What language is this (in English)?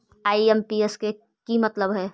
Magahi